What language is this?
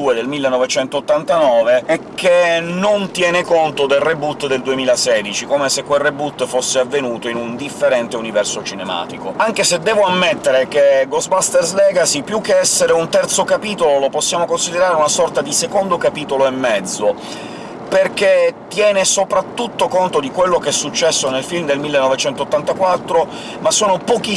Italian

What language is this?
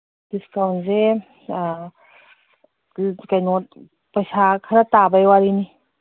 Manipuri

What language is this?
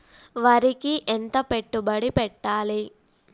Telugu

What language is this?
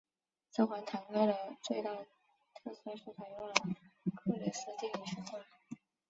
Chinese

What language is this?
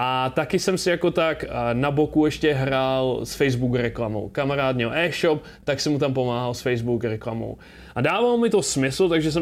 Czech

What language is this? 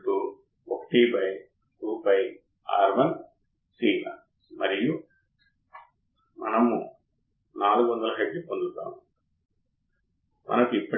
Telugu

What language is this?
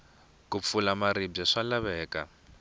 Tsonga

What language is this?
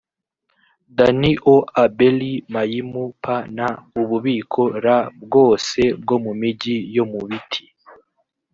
Kinyarwanda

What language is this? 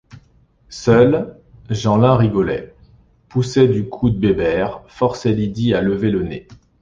French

